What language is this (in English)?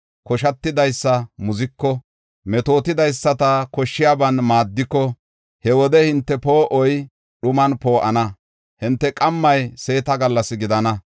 Gofa